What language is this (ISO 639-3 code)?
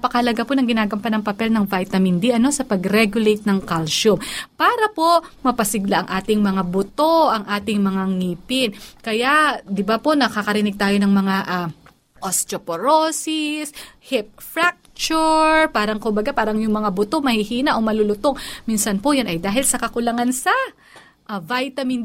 fil